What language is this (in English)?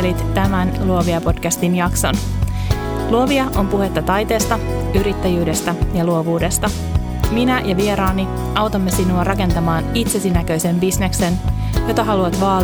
Finnish